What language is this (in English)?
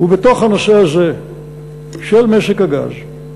Hebrew